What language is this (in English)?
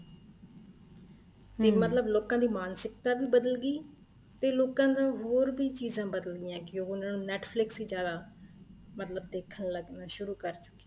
Punjabi